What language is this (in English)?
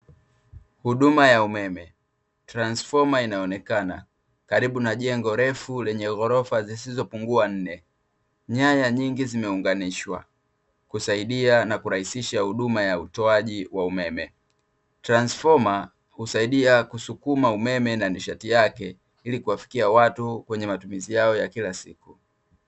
Swahili